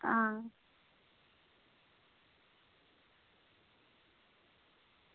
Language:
Dogri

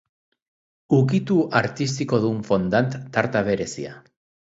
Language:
Basque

